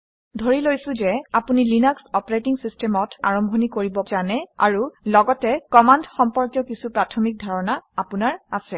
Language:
Assamese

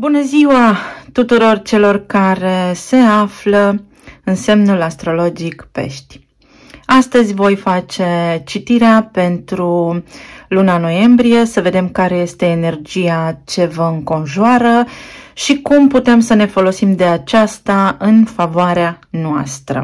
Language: Romanian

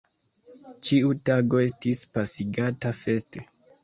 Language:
Esperanto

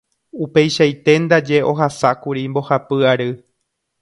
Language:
Guarani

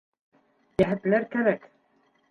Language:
Bashkir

